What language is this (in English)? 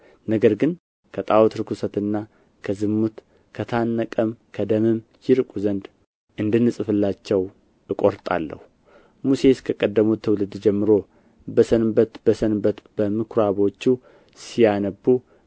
Amharic